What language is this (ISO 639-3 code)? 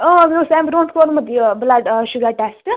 kas